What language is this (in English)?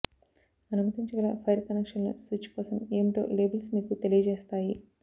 Telugu